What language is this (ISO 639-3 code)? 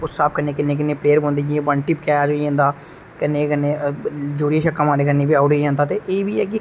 doi